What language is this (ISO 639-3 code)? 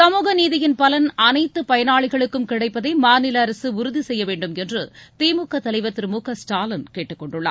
tam